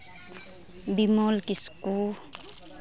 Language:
Santali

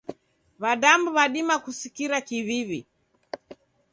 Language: Taita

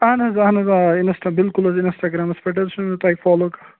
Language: Kashmiri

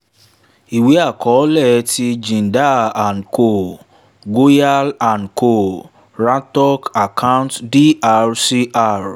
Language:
Yoruba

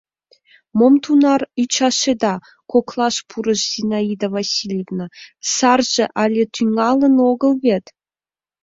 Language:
Mari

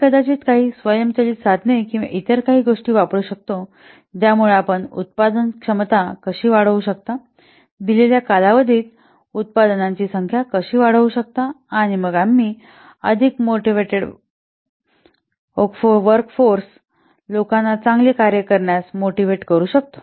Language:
Marathi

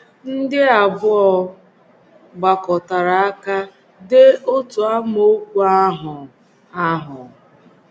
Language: Igbo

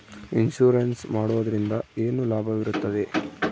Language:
Kannada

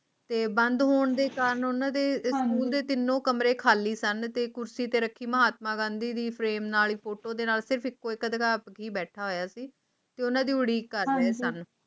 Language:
Punjabi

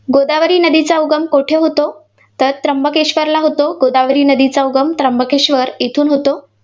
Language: Marathi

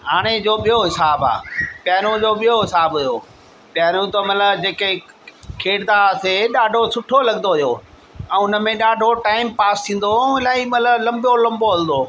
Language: Sindhi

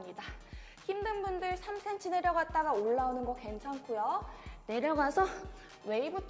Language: Korean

